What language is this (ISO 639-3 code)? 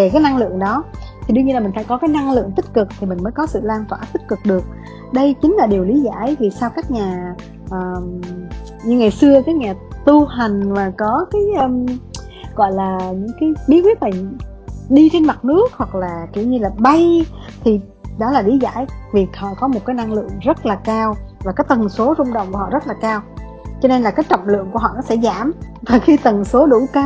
vie